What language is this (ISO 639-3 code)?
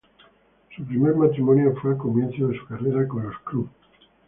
spa